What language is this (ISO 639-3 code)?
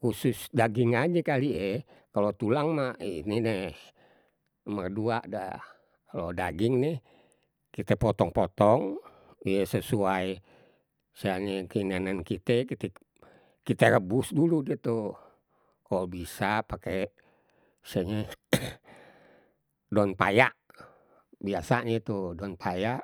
bew